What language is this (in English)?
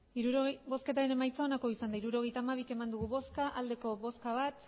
Basque